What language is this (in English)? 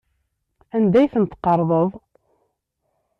Kabyle